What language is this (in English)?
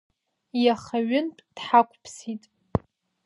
Abkhazian